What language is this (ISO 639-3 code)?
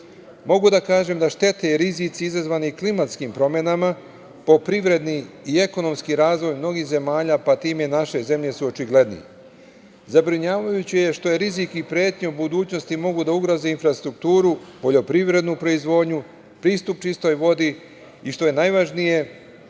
srp